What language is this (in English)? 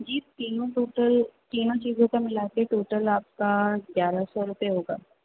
Urdu